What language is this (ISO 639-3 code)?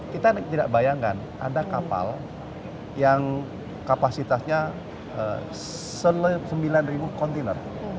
ind